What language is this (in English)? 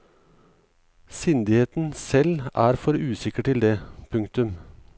Norwegian